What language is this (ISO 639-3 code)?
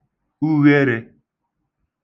ibo